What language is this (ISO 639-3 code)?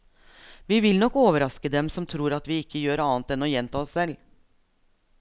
nor